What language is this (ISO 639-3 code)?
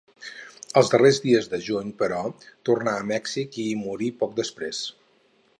cat